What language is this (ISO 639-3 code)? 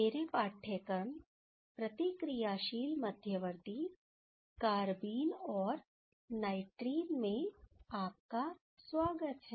hin